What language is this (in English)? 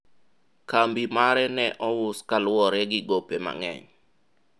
Luo (Kenya and Tanzania)